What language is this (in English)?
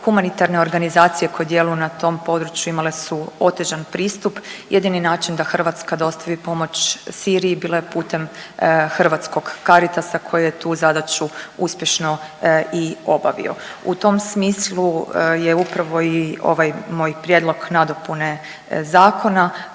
Croatian